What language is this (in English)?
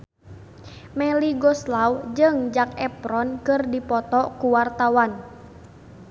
Sundanese